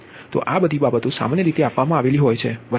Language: Gujarati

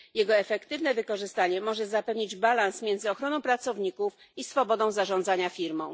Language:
Polish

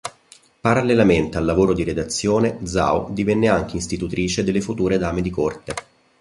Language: Italian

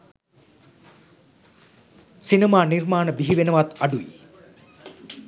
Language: Sinhala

